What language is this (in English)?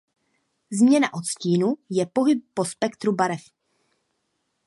Czech